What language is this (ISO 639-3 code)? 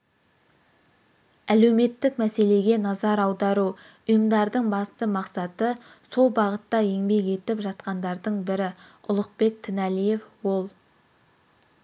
kaz